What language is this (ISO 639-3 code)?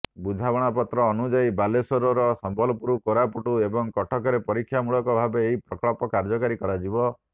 ori